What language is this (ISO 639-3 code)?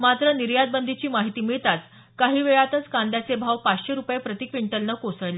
mar